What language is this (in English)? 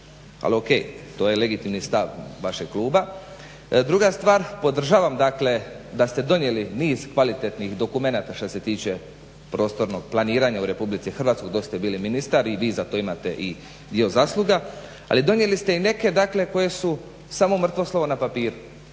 Croatian